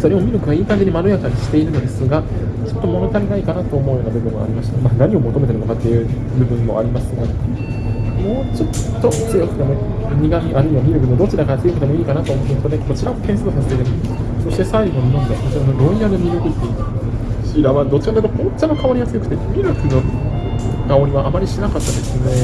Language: Japanese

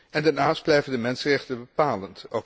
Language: Dutch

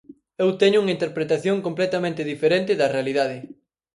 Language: Galician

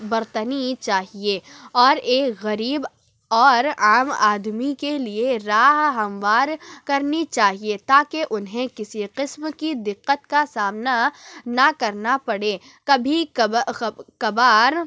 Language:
Urdu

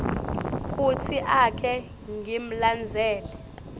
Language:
Swati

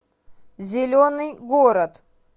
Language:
Russian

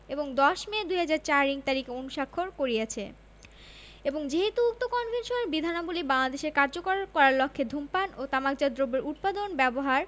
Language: Bangla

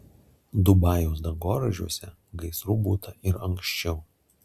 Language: Lithuanian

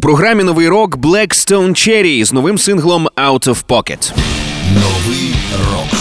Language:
Ukrainian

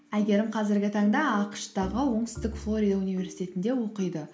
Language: Kazakh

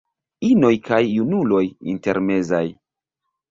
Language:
Esperanto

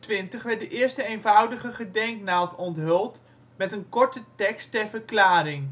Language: Dutch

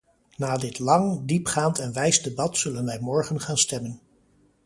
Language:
Dutch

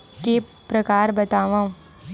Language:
Chhattisgarhi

